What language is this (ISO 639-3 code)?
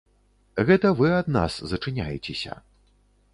bel